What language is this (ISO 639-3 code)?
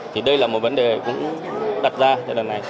vie